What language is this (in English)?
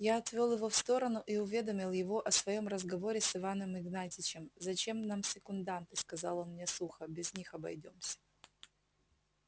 Russian